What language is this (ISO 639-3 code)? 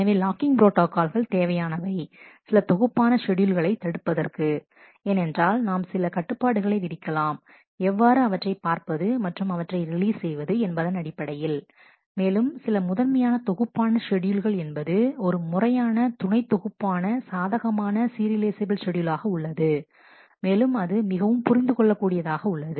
tam